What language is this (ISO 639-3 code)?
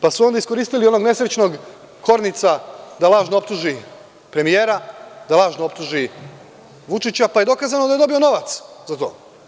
srp